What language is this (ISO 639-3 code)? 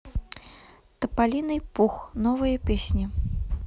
rus